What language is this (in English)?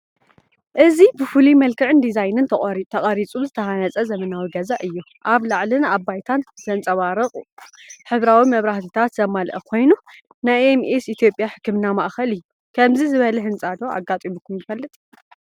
Tigrinya